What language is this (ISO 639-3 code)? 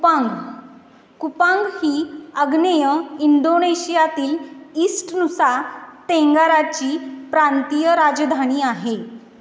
mar